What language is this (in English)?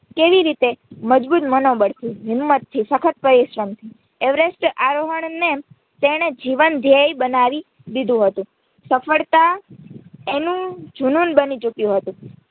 Gujarati